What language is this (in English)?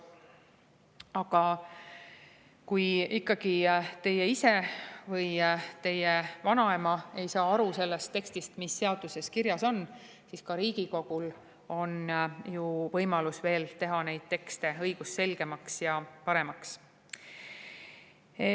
Estonian